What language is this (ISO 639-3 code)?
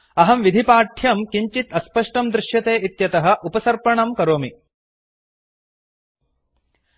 san